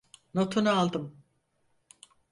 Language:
Turkish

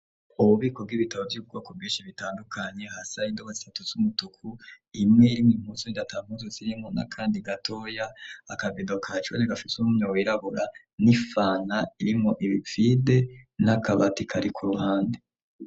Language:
Rundi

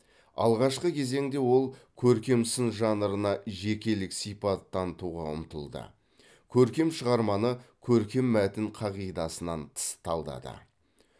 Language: Kazakh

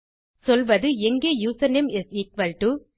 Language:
Tamil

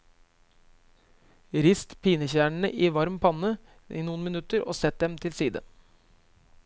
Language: Norwegian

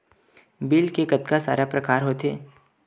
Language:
Chhattisgarhi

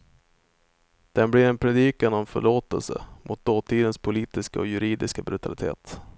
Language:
Swedish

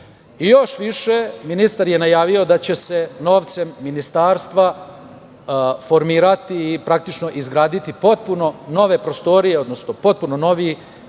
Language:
Serbian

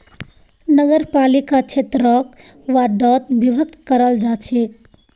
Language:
Magahi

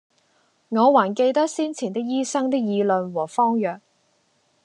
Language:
Cantonese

